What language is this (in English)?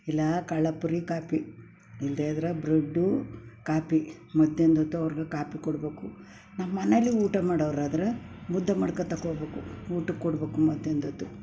Kannada